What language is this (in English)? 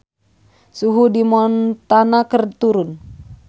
Sundanese